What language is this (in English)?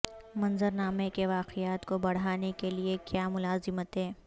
Urdu